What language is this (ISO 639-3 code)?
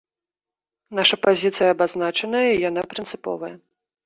bel